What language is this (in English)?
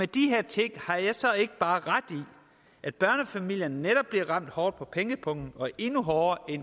Danish